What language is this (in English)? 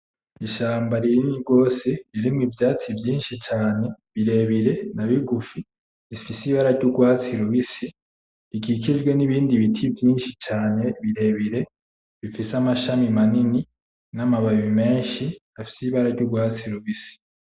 Rundi